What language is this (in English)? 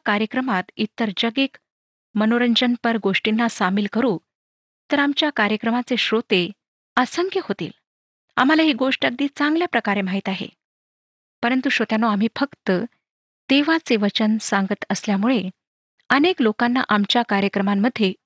Marathi